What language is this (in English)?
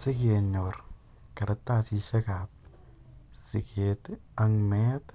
Kalenjin